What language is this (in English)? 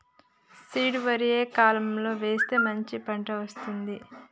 Telugu